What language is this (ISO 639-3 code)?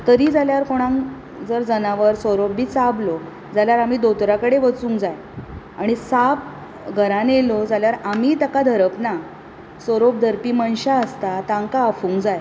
kok